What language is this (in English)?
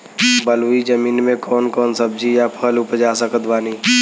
Bhojpuri